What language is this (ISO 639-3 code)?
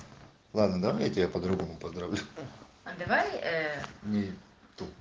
rus